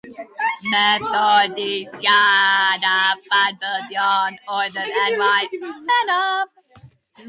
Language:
Welsh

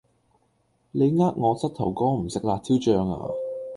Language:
Cantonese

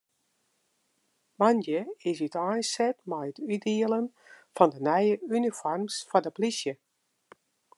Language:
Western Frisian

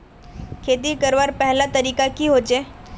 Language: Magahi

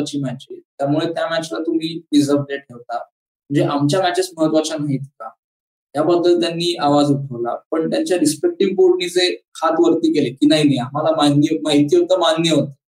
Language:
Marathi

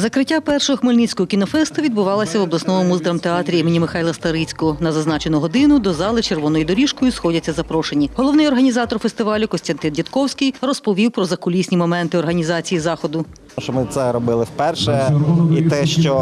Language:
Ukrainian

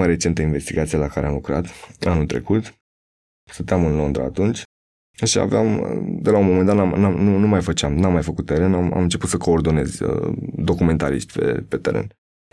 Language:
Romanian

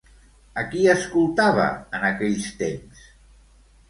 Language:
Catalan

